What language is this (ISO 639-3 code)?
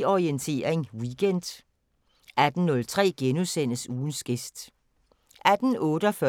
dan